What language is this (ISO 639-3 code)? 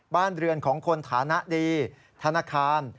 tha